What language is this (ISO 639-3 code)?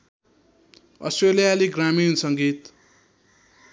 nep